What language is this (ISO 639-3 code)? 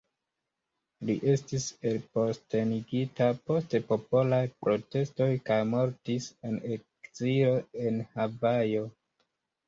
epo